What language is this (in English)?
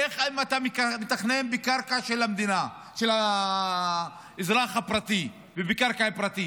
Hebrew